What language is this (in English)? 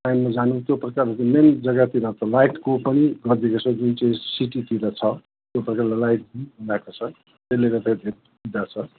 Nepali